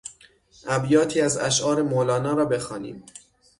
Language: Persian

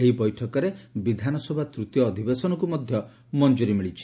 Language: Odia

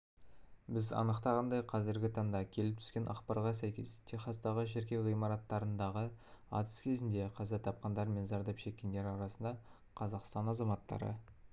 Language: Kazakh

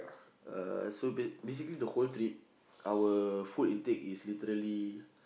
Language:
English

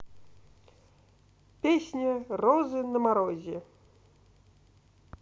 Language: Russian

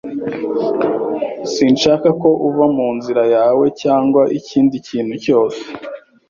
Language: Kinyarwanda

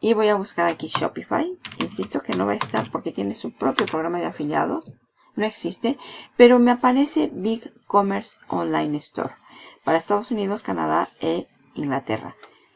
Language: Spanish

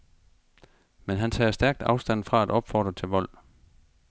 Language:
Danish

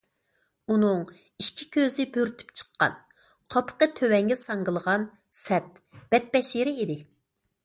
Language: Uyghur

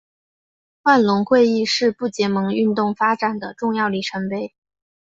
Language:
Chinese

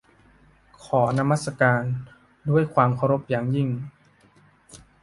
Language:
Thai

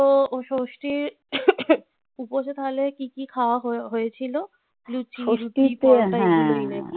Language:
Bangla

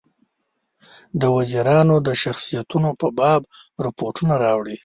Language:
Pashto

